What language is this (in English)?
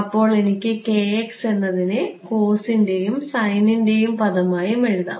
Malayalam